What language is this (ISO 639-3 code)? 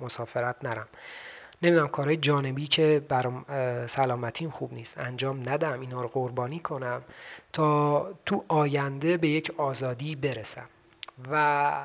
fas